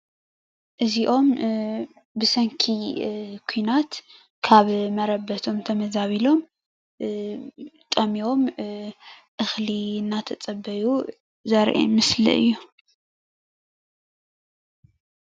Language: Tigrinya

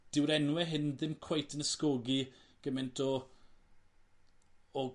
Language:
Welsh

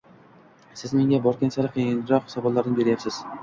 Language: Uzbek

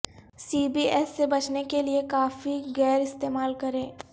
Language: Urdu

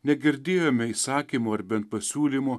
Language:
Lithuanian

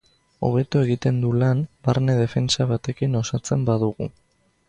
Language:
Basque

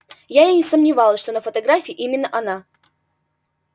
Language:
Russian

